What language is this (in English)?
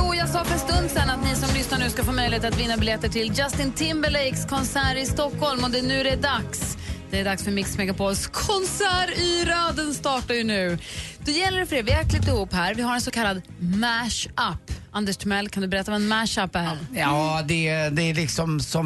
Swedish